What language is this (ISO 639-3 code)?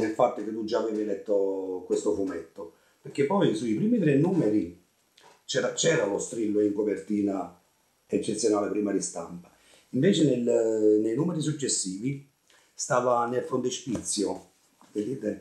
ita